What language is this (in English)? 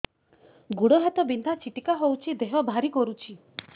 Odia